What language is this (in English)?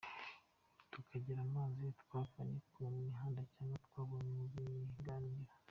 Kinyarwanda